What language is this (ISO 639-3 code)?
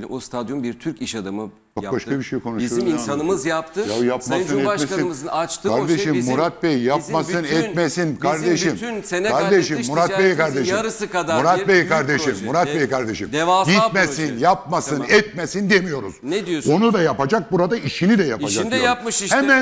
tur